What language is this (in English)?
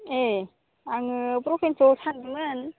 Bodo